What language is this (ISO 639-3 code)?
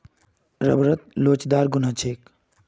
mag